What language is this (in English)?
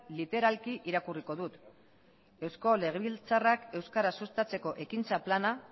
Basque